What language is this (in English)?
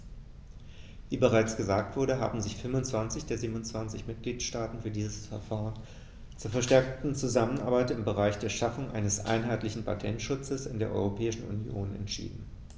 German